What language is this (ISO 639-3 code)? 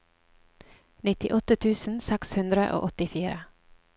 nor